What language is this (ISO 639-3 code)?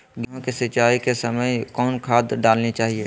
mag